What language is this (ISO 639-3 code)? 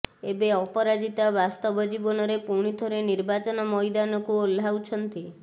ori